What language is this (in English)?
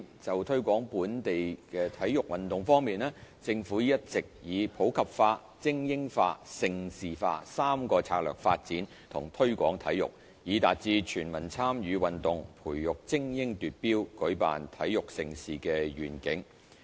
Cantonese